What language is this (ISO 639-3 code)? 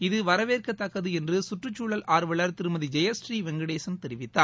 tam